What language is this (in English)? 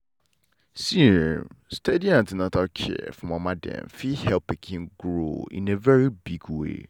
Nigerian Pidgin